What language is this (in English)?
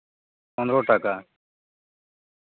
Santali